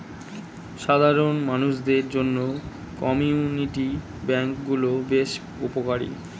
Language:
Bangla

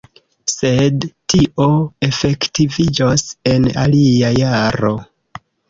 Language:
Esperanto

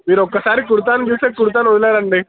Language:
Telugu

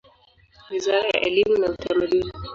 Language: Swahili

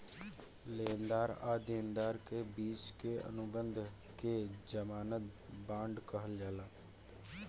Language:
Bhojpuri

